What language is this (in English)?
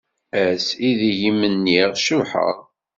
Kabyle